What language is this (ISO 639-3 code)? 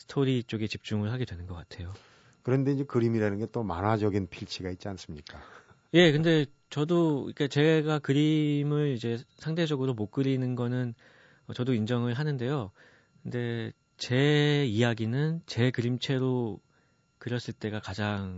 kor